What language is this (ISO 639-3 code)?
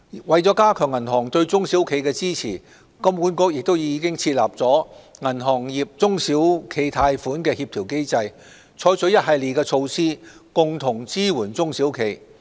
yue